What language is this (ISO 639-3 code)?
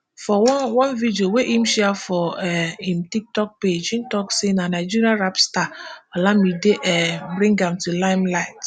pcm